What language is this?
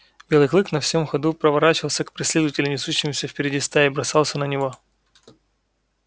Russian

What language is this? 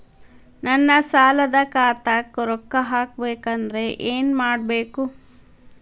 Kannada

